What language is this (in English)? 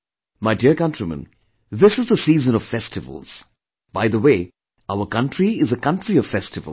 English